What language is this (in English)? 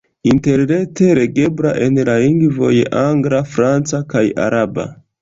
Esperanto